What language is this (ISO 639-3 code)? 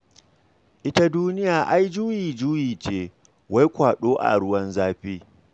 hau